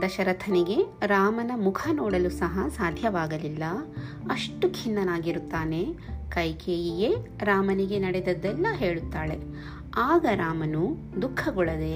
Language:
Kannada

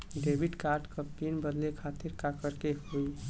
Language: Bhojpuri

